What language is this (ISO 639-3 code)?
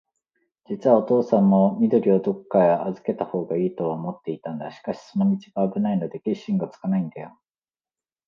jpn